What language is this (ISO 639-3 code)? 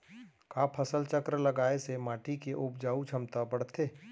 hne